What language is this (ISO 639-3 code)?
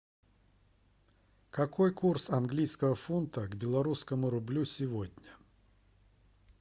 rus